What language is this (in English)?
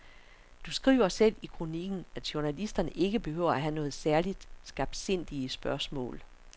Danish